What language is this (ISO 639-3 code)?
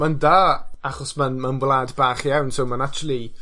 cym